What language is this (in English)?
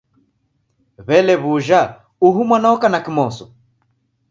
Taita